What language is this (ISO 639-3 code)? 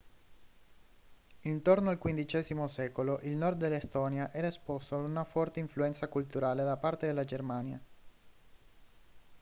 ita